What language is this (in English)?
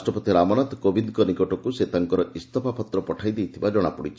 Odia